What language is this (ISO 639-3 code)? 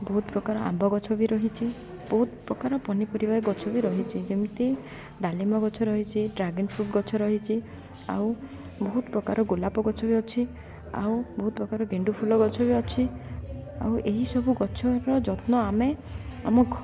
ori